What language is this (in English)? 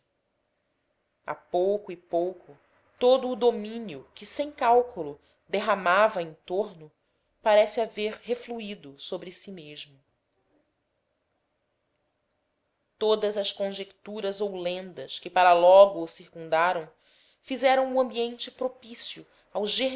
Portuguese